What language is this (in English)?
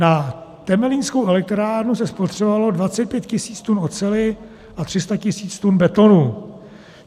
Czech